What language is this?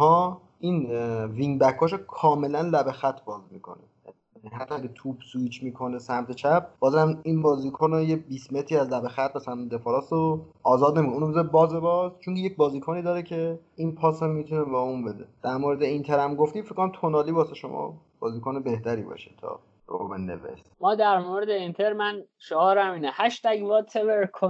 Persian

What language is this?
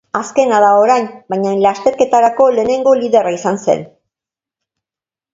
Basque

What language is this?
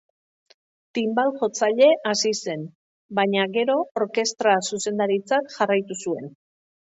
Basque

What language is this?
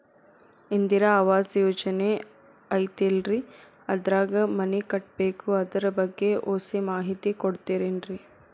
Kannada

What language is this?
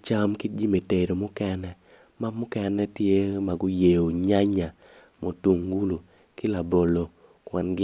Acoli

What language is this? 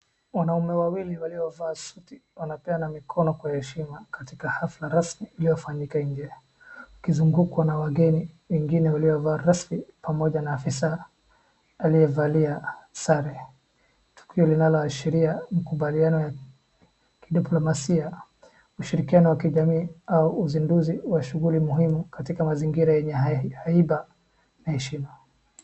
Swahili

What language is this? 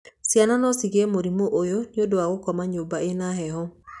Kikuyu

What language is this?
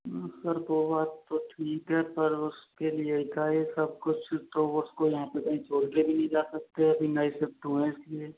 Hindi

